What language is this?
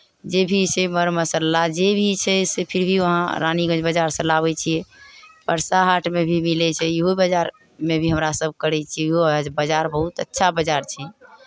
Maithili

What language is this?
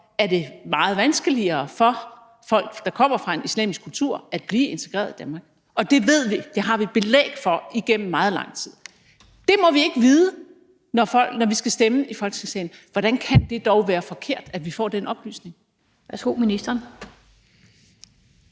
Danish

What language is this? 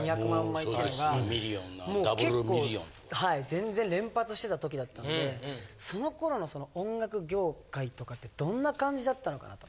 Japanese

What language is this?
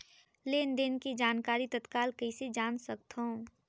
Chhattisgarhi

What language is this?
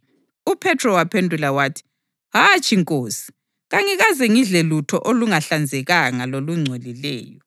North Ndebele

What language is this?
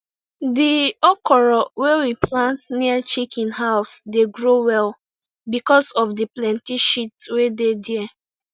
Nigerian Pidgin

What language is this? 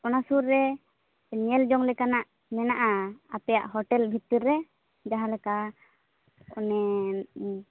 Santali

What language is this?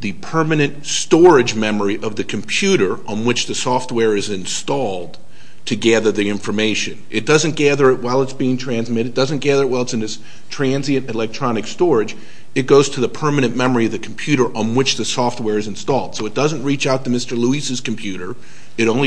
English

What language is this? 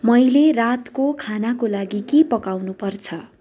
Nepali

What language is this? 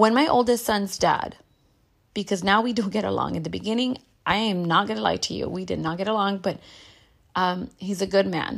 English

